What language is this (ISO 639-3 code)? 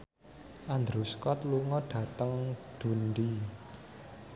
jav